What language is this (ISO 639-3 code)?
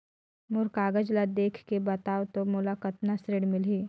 hne